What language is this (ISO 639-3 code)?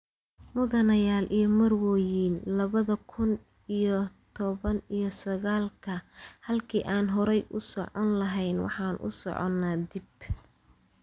som